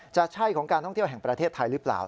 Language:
Thai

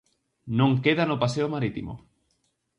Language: Galician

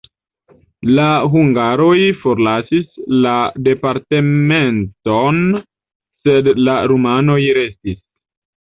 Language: Esperanto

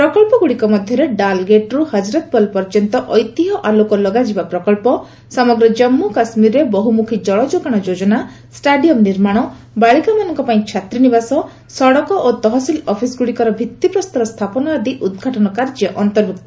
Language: Odia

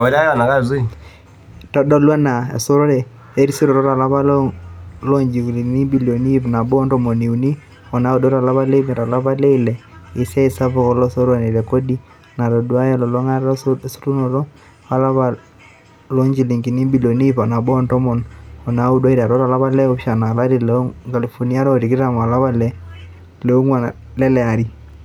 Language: Masai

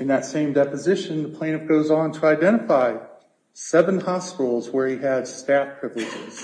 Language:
English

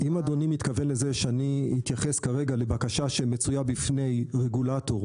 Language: Hebrew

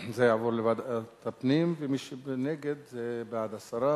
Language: Hebrew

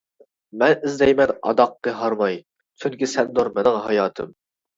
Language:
Uyghur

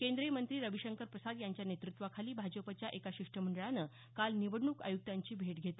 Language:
Marathi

